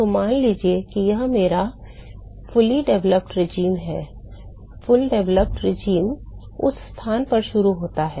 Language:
Hindi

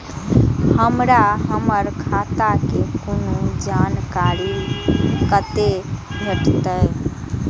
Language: Maithili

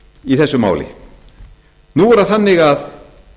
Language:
Icelandic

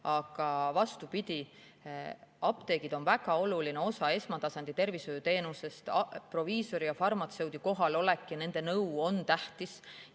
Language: Estonian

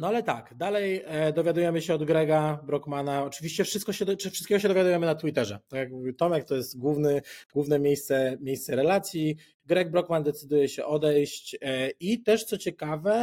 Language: Polish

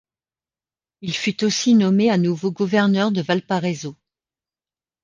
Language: French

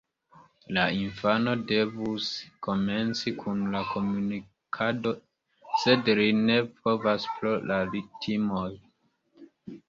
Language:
Esperanto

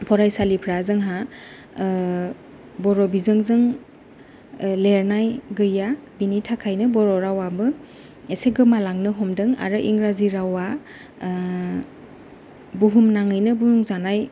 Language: Bodo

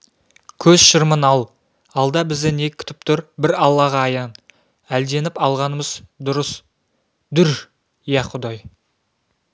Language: Kazakh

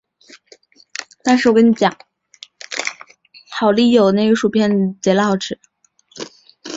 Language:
Chinese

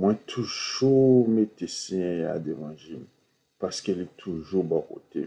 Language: Romanian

